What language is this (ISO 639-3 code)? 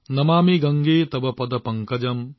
asm